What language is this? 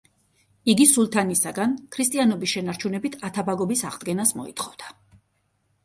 Georgian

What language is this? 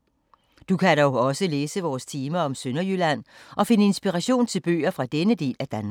Danish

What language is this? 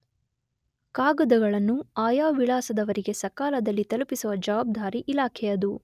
Kannada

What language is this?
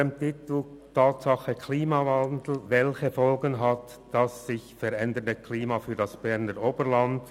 Swiss German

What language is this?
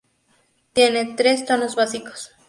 Spanish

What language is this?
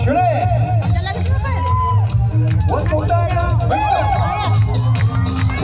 Arabic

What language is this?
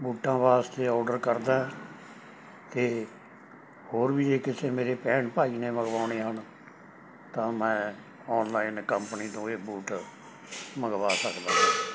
Punjabi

